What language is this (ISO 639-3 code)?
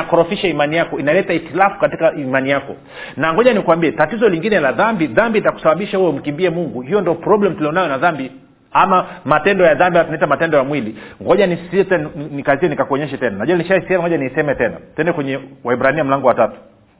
swa